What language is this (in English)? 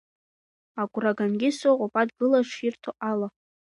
Abkhazian